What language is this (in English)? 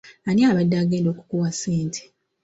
Ganda